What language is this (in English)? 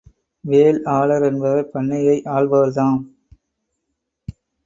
Tamil